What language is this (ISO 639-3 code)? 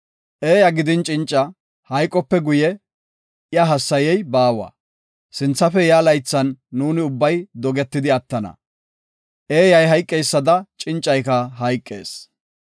gof